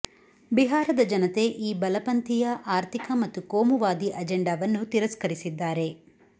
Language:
Kannada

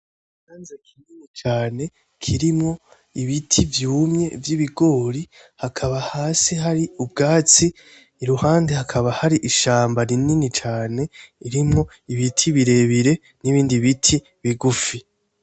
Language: Rundi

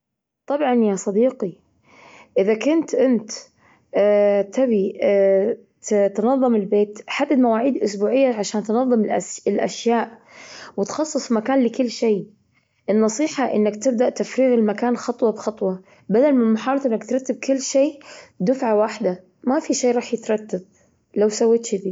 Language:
Gulf Arabic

